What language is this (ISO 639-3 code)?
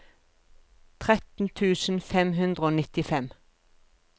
nor